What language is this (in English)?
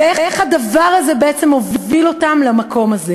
Hebrew